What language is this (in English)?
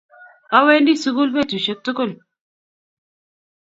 Kalenjin